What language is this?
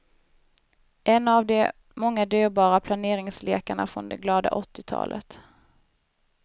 Swedish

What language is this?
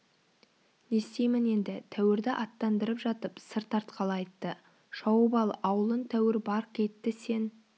Kazakh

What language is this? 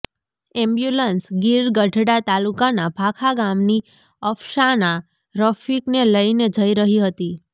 Gujarati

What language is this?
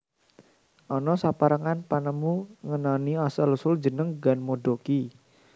Javanese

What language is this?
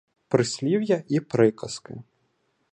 Ukrainian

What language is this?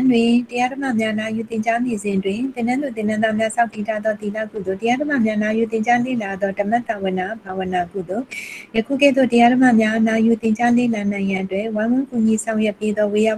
Korean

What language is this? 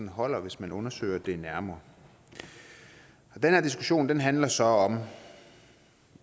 Danish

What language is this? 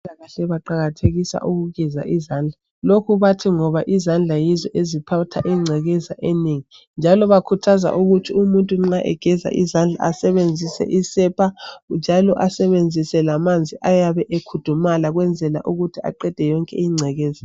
North Ndebele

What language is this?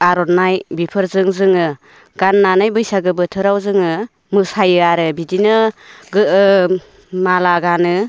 Bodo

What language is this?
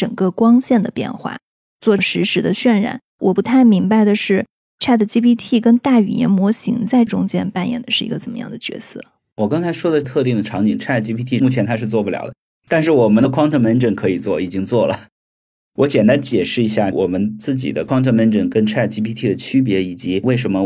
Chinese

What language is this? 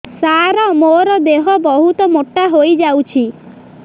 Odia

